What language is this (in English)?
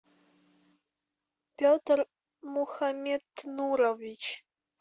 Russian